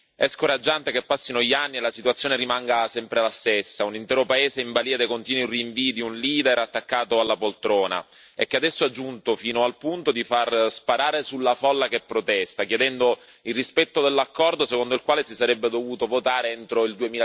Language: Italian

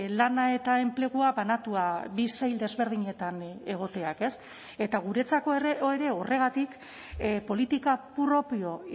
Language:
Basque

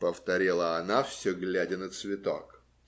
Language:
Russian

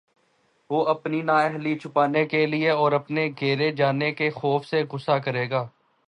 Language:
Urdu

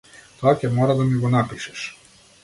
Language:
Macedonian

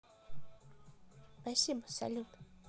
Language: Russian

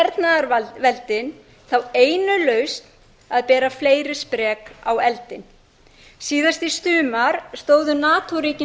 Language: Icelandic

